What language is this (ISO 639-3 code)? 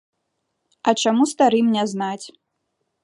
bel